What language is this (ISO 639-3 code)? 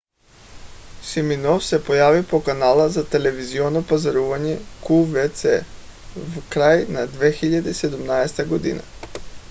bul